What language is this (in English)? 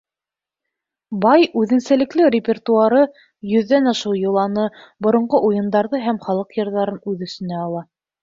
Bashkir